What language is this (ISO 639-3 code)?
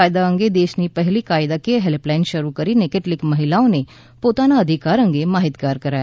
guj